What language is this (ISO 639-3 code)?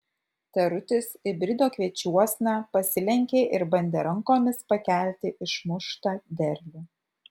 lit